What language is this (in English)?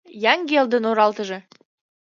Mari